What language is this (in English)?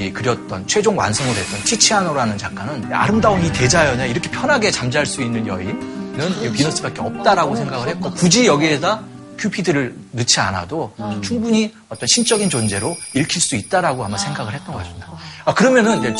Korean